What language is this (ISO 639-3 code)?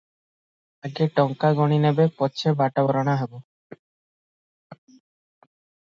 ori